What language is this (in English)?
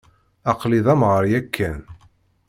Kabyle